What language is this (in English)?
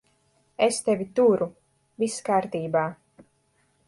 Latvian